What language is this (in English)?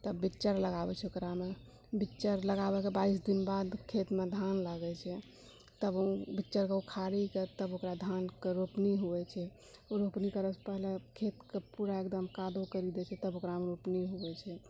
Maithili